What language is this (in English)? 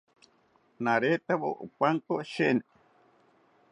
South Ucayali Ashéninka